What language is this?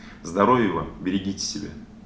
Russian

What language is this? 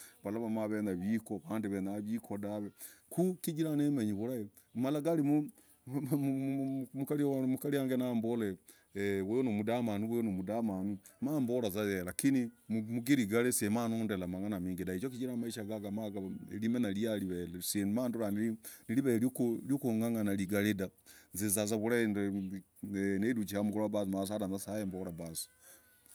Logooli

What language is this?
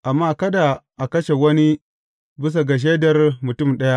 Hausa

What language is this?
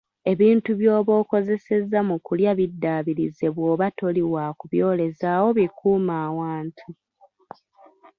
Ganda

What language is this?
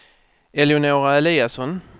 Swedish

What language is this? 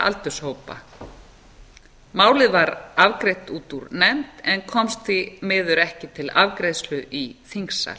Icelandic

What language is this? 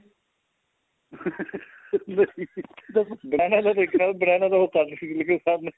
Punjabi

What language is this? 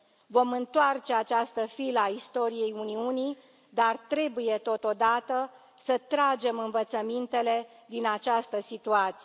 Romanian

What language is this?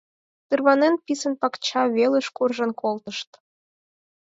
Mari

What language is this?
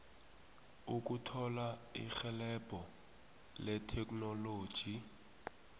South Ndebele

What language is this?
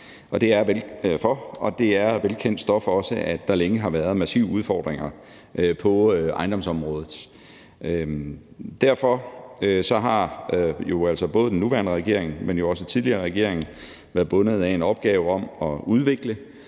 Danish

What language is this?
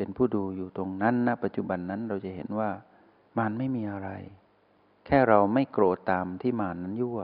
Thai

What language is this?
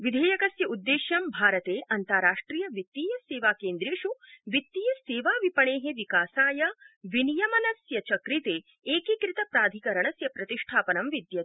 Sanskrit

